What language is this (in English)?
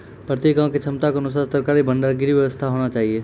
Maithili